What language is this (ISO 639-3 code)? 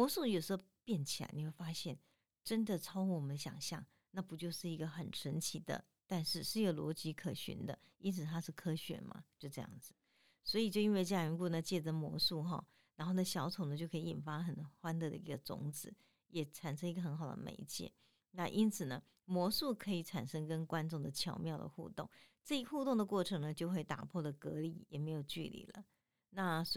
zho